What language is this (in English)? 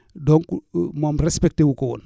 Wolof